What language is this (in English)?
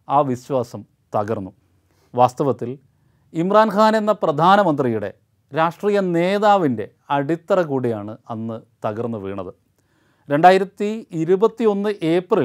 Malayalam